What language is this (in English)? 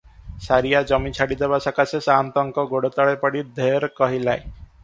Odia